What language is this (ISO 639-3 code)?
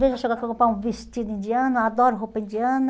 por